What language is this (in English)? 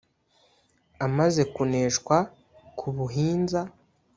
Kinyarwanda